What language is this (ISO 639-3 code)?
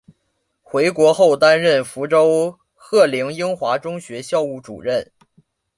zho